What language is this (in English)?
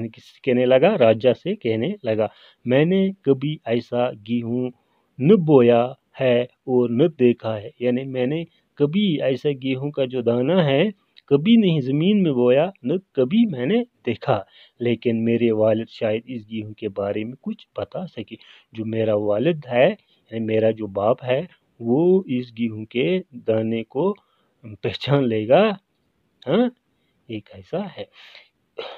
Hindi